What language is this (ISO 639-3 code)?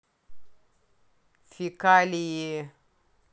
rus